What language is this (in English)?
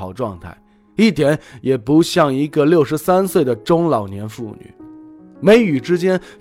Chinese